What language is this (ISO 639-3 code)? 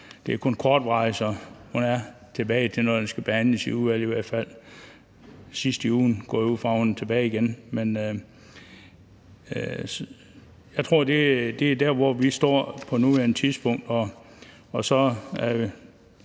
dan